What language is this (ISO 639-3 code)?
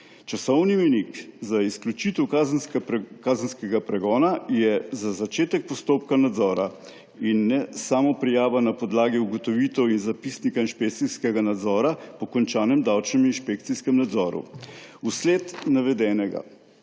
slv